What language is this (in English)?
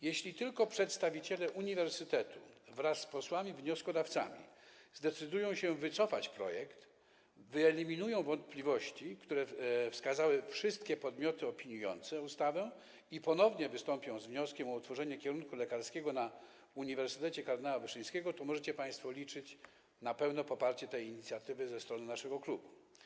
Polish